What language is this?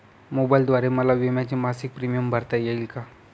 Marathi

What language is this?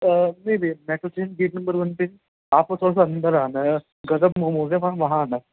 Urdu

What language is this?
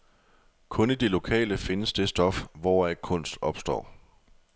Danish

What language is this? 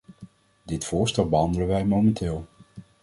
Dutch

